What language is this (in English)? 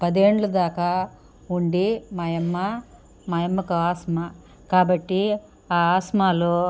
Telugu